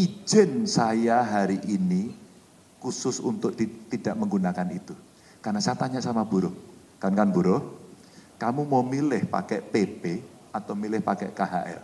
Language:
Indonesian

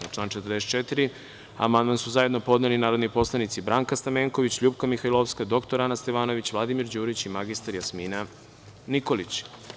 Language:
Serbian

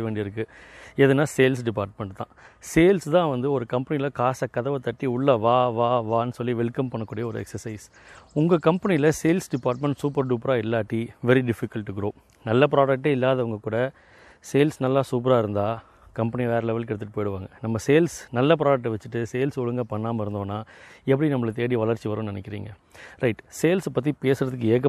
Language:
Tamil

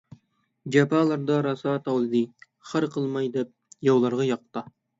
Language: Uyghur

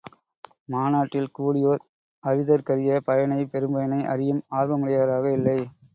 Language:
Tamil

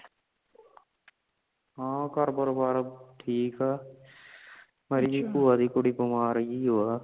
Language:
Punjabi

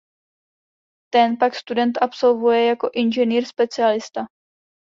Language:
Czech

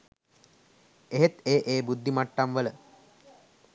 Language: Sinhala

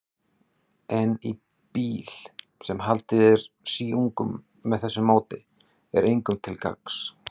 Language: Icelandic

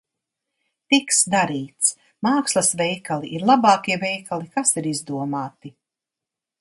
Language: Latvian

